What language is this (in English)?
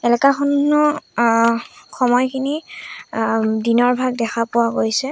Assamese